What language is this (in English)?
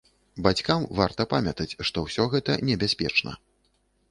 Belarusian